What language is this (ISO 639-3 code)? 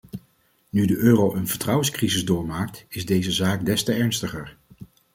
nld